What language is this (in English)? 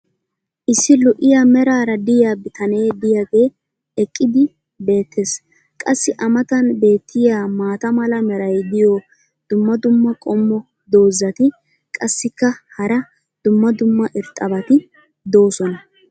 Wolaytta